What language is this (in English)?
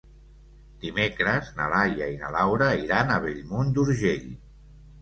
Catalan